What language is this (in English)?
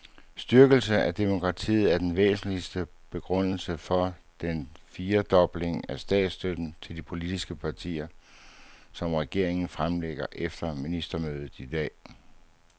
Danish